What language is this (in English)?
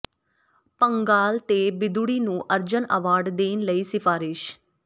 Punjabi